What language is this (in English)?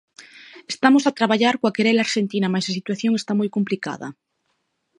Galician